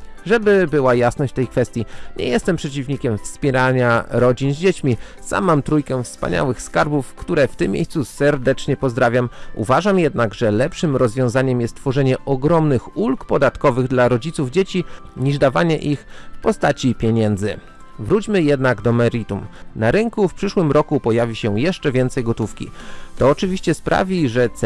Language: Polish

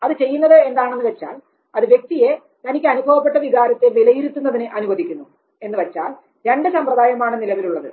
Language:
Malayalam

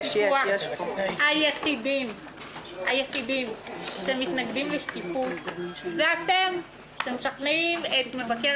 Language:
Hebrew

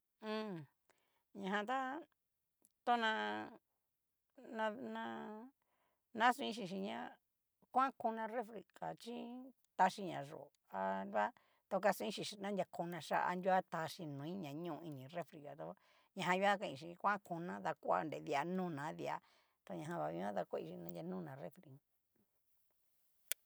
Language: Cacaloxtepec Mixtec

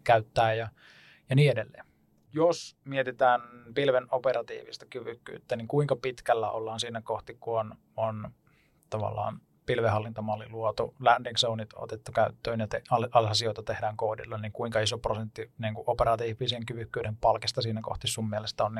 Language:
Finnish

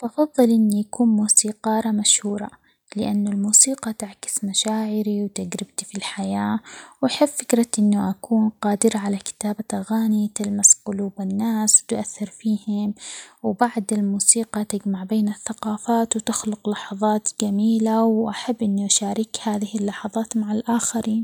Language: Omani Arabic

